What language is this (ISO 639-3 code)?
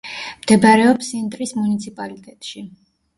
kat